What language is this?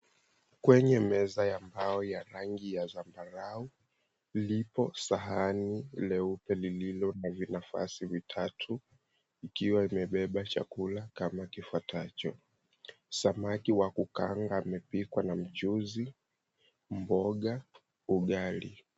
Swahili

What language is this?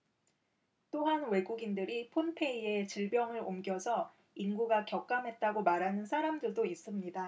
Korean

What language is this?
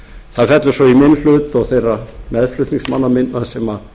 Icelandic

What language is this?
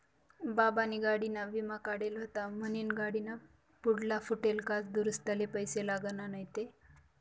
Marathi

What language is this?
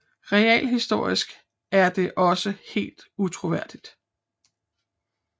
Danish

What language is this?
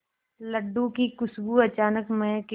Hindi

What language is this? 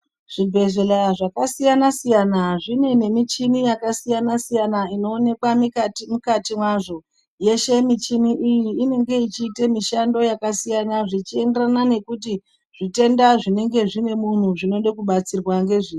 Ndau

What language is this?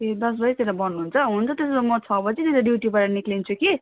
Nepali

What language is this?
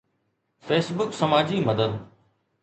Sindhi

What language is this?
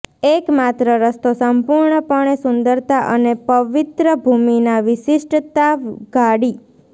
Gujarati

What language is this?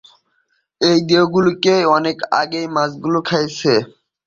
Bangla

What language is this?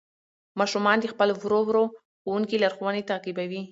Pashto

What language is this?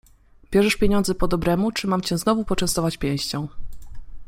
Polish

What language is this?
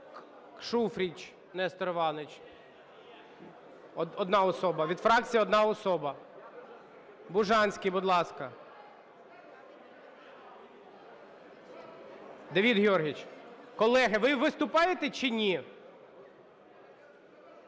Ukrainian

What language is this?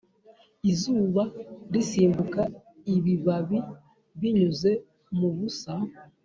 Kinyarwanda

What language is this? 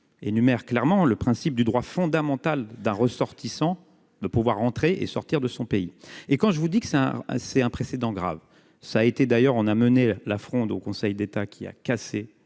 French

